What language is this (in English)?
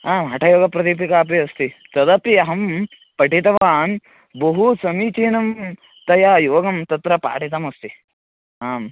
Sanskrit